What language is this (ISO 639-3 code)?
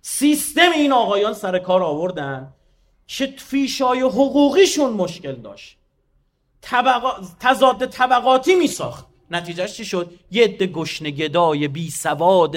fas